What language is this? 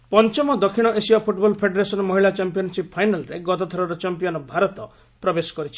Odia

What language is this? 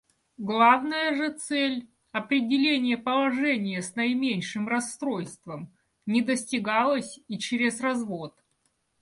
Russian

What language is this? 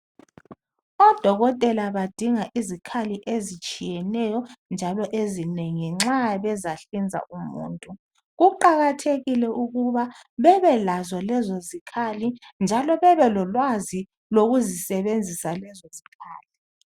North Ndebele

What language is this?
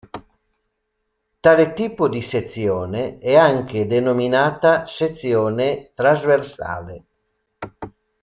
Italian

